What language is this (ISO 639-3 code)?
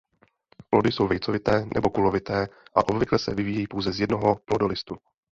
ces